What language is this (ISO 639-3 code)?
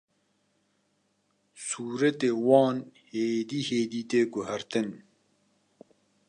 kur